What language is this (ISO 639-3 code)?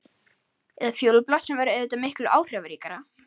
isl